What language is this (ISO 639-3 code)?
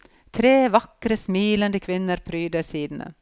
nor